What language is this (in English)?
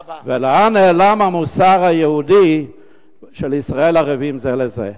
Hebrew